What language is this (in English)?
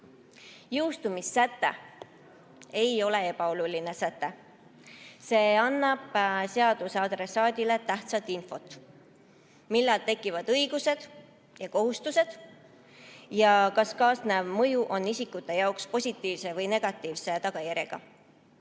Estonian